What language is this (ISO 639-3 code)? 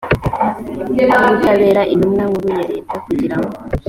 kin